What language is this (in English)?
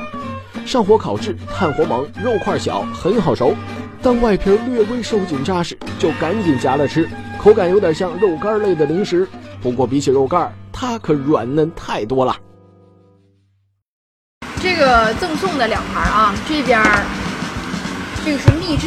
Chinese